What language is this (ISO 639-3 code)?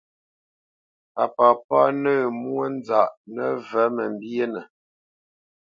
bce